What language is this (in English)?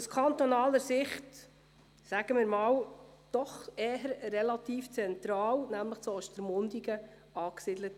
Swiss German